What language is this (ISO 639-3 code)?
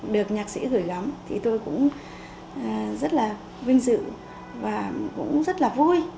vie